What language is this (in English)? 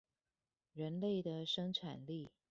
Chinese